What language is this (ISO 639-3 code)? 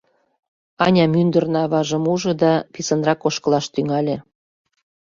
chm